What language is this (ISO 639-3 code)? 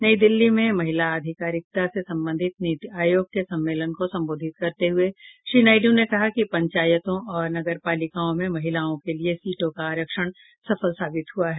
hin